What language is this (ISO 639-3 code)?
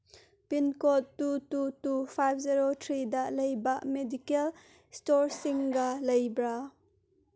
mni